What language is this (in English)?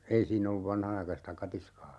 Finnish